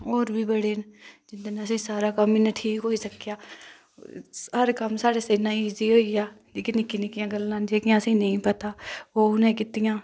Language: Dogri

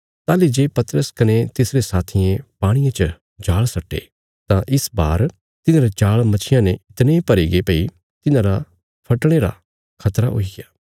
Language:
Bilaspuri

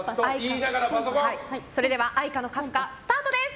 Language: Japanese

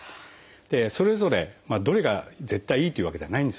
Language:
Japanese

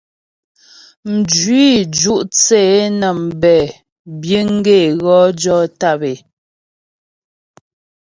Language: Ghomala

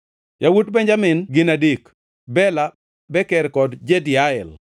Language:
Luo (Kenya and Tanzania)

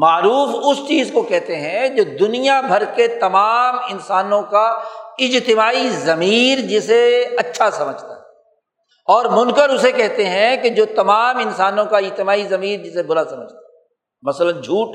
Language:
Urdu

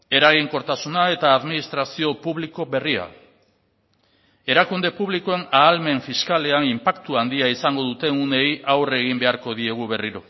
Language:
Basque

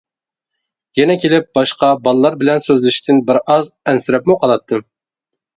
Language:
Uyghur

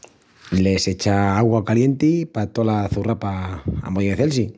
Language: Extremaduran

